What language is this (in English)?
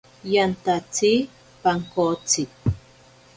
Ashéninka Perené